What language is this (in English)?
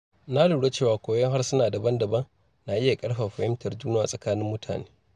Hausa